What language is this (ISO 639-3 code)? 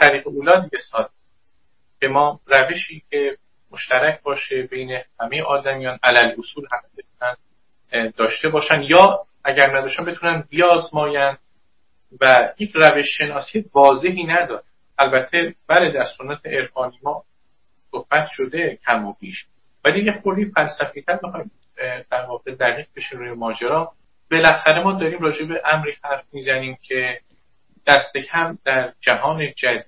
fas